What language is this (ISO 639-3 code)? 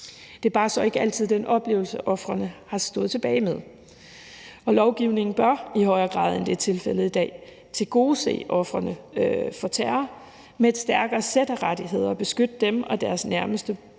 dan